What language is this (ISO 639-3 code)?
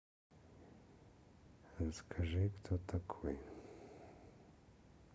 rus